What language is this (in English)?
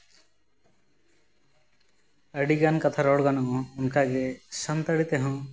Santali